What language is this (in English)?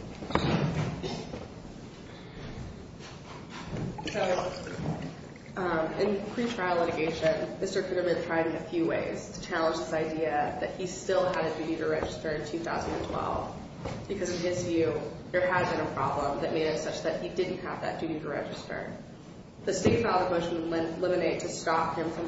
English